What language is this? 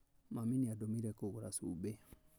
Kikuyu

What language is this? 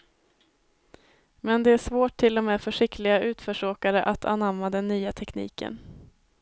Swedish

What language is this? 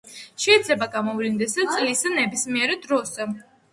Georgian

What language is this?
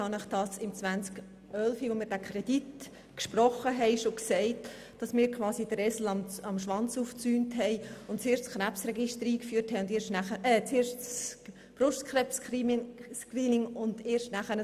Swiss German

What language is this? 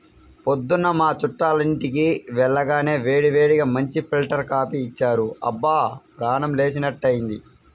Telugu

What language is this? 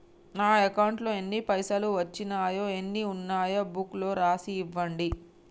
Telugu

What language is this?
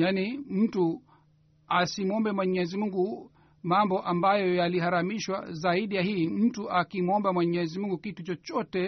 Swahili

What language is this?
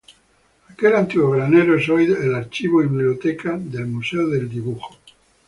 Spanish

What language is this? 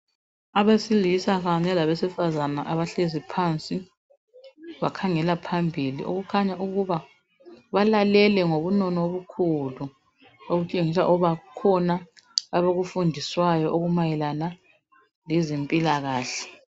North Ndebele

